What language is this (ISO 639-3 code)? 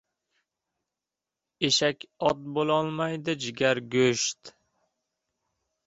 uzb